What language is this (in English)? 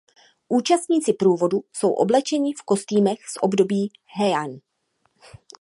Czech